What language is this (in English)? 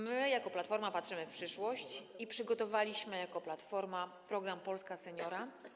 Polish